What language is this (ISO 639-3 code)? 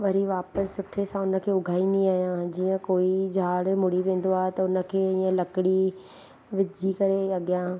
snd